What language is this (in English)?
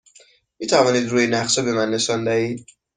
Persian